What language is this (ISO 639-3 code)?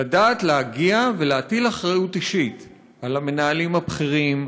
heb